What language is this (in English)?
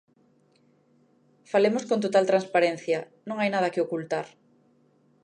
Galician